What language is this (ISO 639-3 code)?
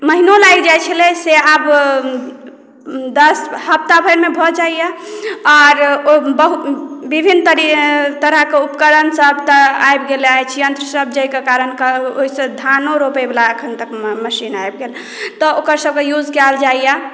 mai